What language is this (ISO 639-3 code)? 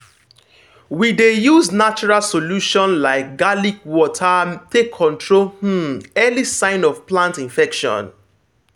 pcm